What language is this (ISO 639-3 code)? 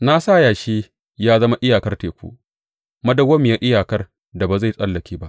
hau